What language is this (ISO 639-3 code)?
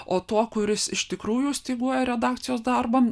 lit